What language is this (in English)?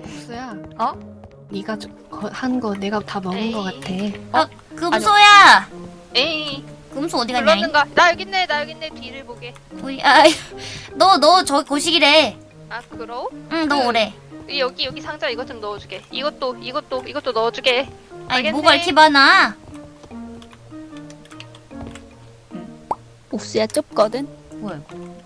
Korean